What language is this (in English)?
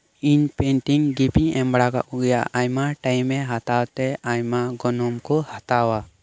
Santali